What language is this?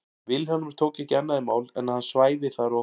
Icelandic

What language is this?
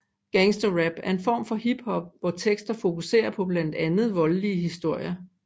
Danish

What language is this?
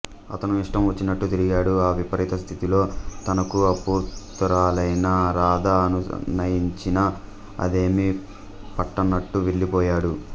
Telugu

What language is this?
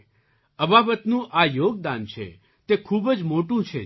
Gujarati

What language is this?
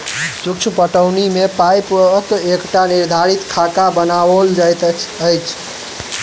Maithili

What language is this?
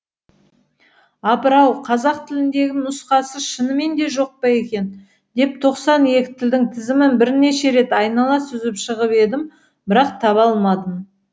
Kazakh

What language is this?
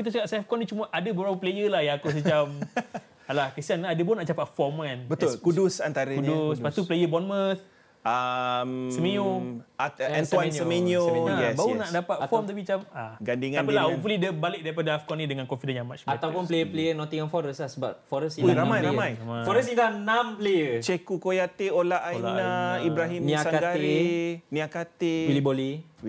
Malay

